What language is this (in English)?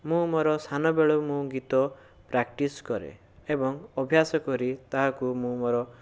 Odia